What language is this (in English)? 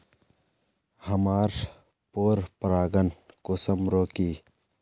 Magahi